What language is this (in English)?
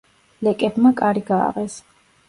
Georgian